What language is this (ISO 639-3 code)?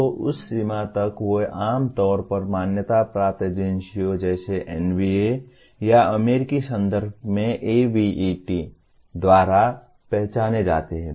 hin